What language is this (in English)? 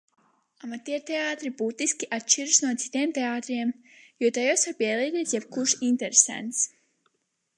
Latvian